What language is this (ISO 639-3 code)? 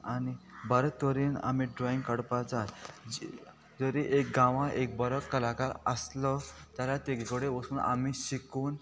kok